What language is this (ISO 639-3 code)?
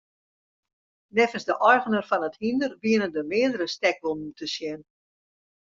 fry